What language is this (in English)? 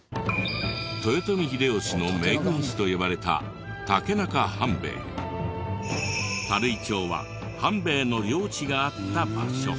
Japanese